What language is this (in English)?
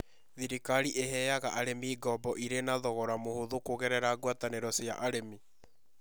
Kikuyu